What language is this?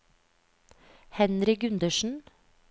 Norwegian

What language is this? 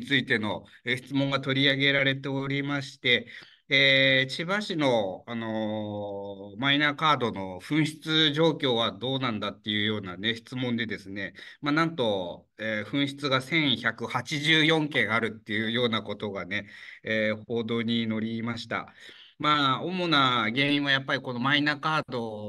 Japanese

